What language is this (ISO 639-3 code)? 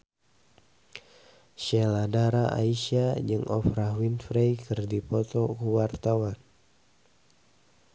sun